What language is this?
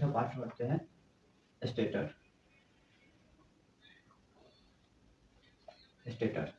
Hindi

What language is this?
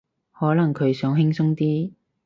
Cantonese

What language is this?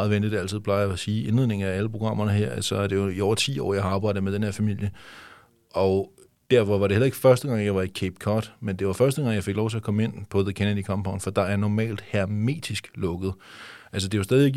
Danish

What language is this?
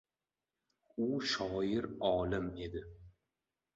Uzbek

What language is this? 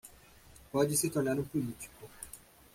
Portuguese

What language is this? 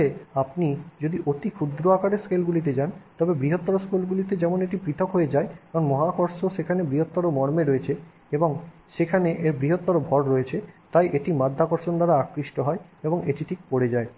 Bangla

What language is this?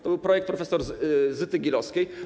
Polish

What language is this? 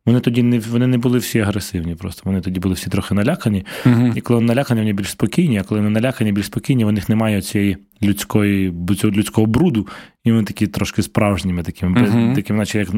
Ukrainian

